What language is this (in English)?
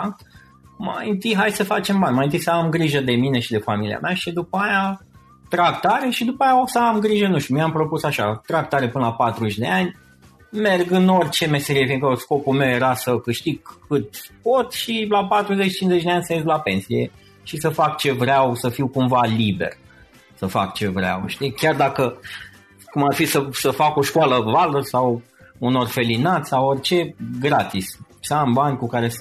Romanian